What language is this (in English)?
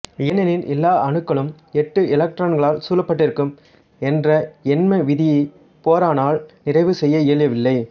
Tamil